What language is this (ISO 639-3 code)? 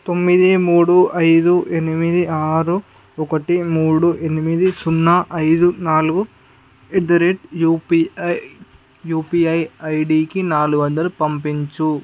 tel